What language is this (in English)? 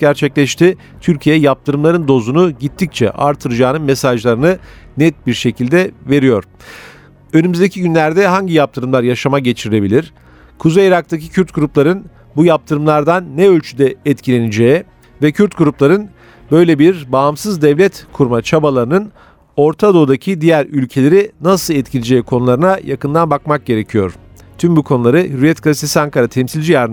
Turkish